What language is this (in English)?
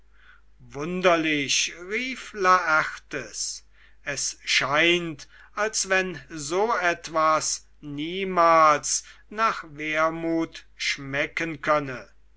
German